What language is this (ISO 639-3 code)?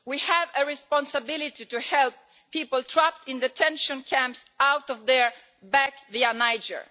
eng